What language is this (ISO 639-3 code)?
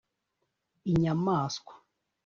kin